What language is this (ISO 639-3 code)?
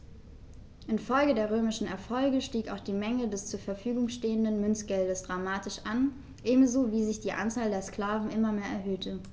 deu